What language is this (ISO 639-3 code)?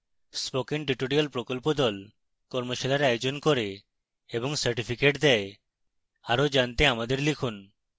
ben